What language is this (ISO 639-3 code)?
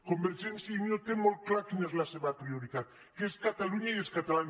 cat